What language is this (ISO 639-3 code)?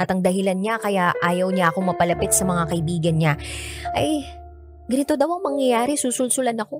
fil